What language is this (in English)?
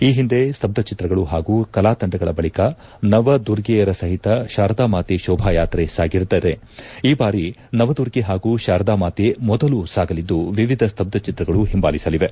Kannada